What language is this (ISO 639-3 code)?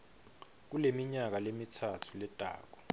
ssw